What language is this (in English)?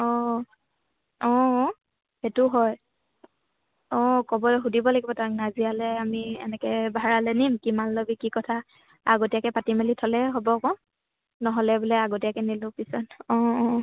Assamese